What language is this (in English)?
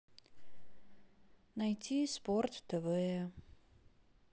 Russian